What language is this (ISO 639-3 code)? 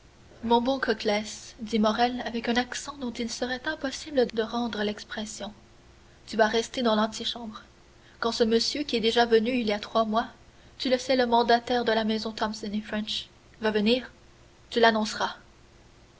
fra